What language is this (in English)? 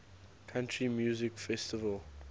English